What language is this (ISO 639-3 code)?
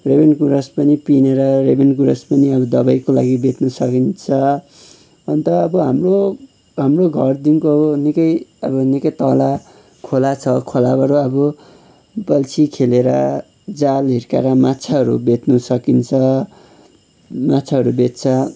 nep